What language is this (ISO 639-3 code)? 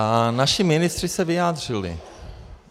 ces